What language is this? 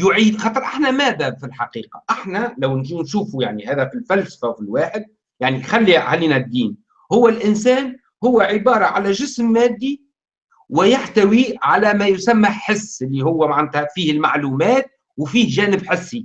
Arabic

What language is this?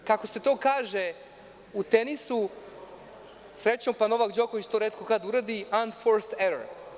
Serbian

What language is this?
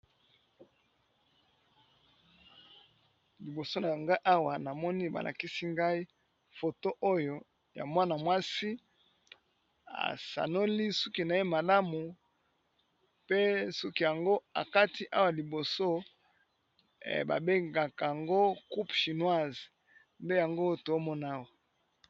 Lingala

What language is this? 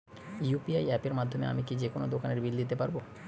Bangla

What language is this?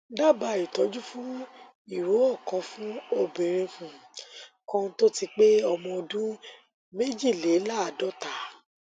Yoruba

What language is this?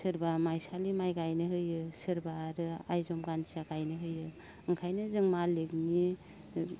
Bodo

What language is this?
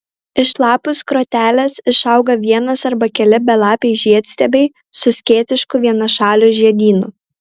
Lithuanian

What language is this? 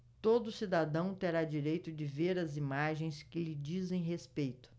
Portuguese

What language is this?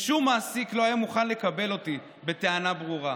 Hebrew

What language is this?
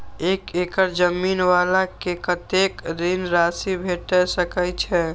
Maithili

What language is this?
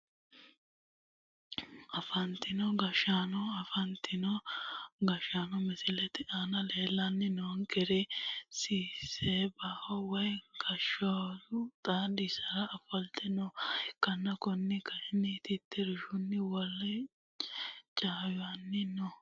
Sidamo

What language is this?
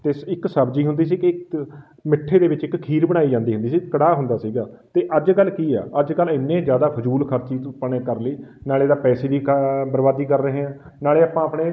Punjabi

